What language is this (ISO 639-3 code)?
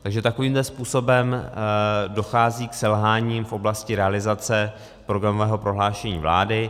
ces